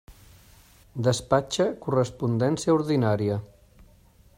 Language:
Catalan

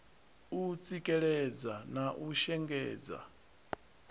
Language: Venda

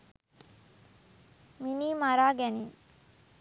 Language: Sinhala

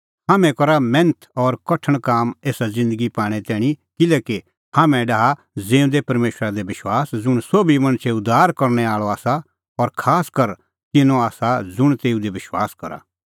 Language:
Kullu Pahari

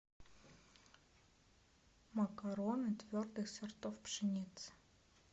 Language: Russian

